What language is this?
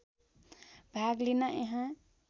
Nepali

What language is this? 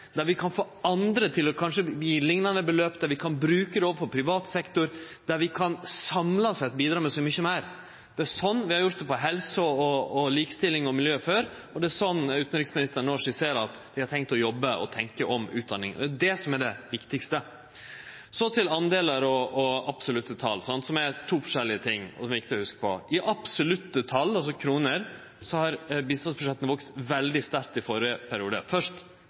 Norwegian Nynorsk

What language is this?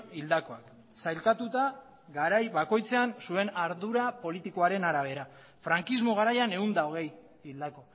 Basque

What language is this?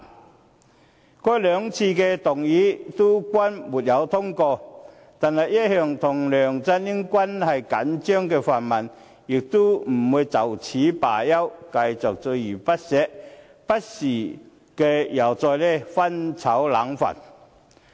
Cantonese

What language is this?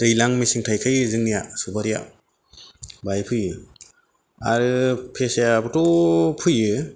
Bodo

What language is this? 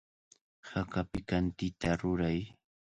Cajatambo North Lima Quechua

